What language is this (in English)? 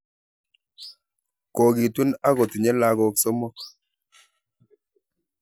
Kalenjin